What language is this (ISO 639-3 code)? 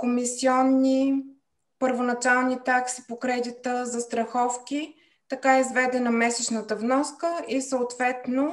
bul